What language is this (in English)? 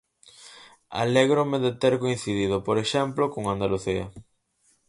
Galician